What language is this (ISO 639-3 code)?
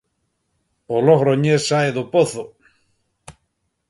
glg